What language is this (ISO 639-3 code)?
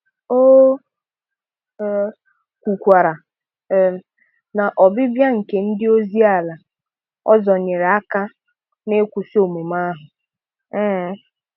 ibo